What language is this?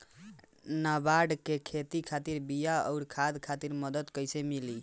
Bhojpuri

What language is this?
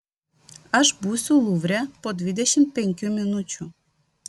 Lithuanian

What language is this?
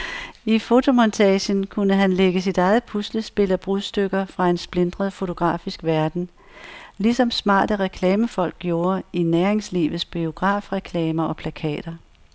Danish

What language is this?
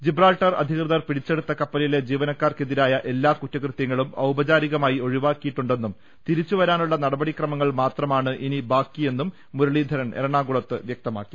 Malayalam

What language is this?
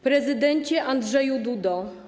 Polish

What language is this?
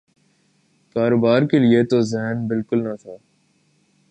Urdu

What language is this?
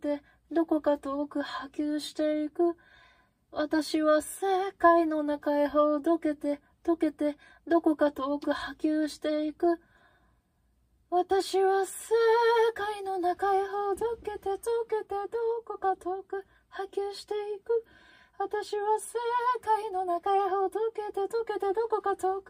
Japanese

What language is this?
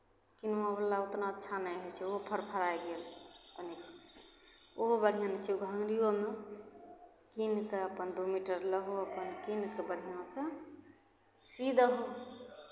Maithili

